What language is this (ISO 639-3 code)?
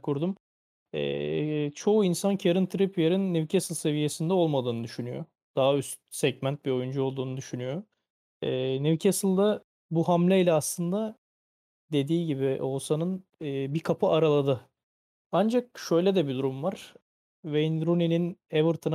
tur